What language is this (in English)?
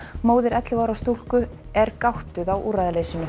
Icelandic